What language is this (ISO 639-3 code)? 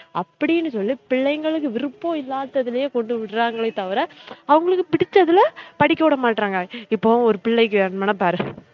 tam